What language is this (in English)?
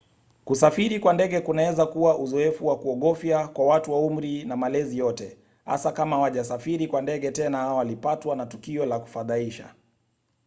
Swahili